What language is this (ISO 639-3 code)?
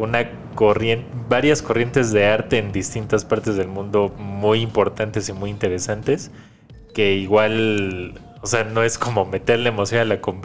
spa